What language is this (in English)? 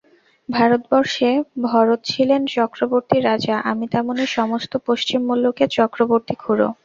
Bangla